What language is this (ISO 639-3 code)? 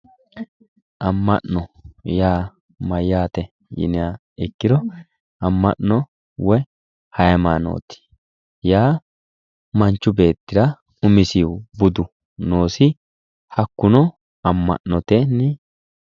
sid